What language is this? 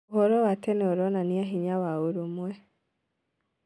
Kikuyu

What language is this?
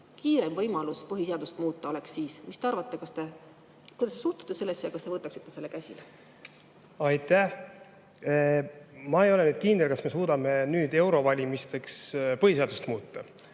Estonian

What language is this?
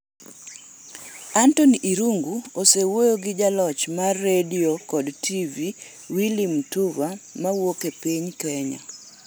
Luo (Kenya and Tanzania)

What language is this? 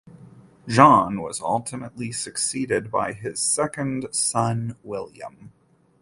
English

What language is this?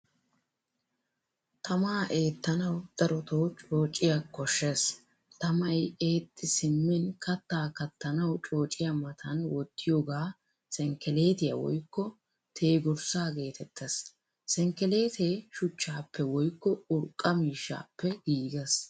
Wolaytta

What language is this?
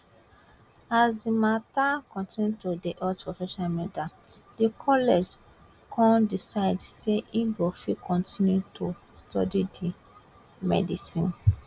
Nigerian Pidgin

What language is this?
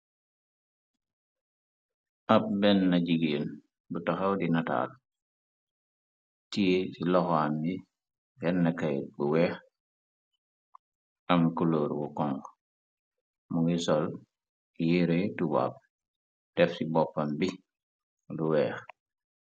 Wolof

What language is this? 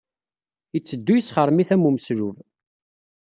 Kabyle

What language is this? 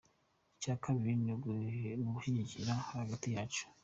Kinyarwanda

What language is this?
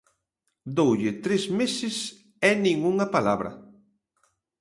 Galician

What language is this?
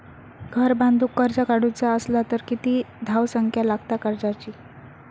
Marathi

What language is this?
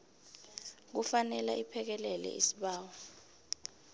South Ndebele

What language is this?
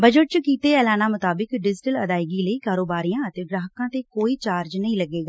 Punjabi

